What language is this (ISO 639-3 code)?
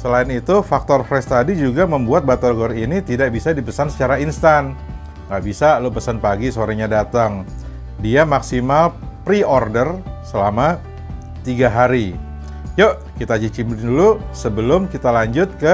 ind